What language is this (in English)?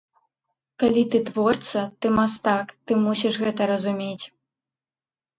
Belarusian